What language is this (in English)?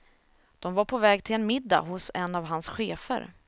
Swedish